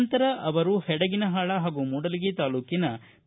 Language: Kannada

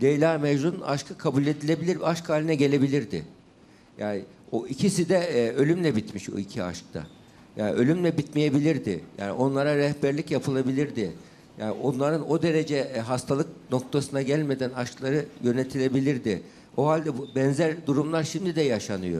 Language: Turkish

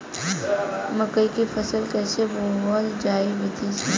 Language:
Bhojpuri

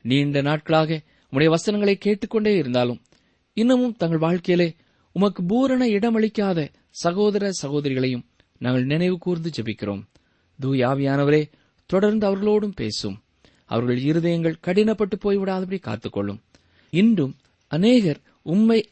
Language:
Tamil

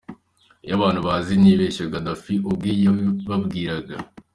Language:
Kinyarwanda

